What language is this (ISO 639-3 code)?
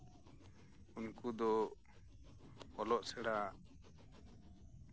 sat